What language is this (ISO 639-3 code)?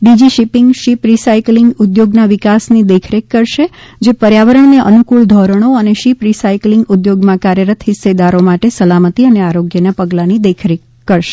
guj